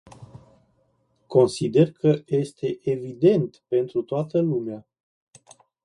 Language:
Romanian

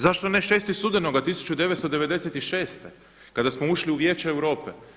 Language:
Croatian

